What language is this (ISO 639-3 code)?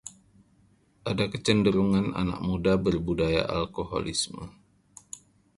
ind